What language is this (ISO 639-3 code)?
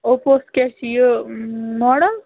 kas